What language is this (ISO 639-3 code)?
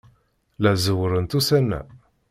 kab